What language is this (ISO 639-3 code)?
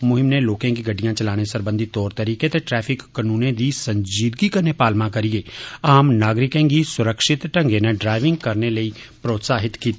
doi